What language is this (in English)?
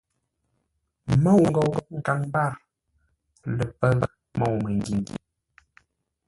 Ngombale